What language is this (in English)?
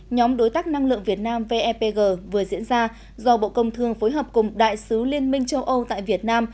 Vietnamese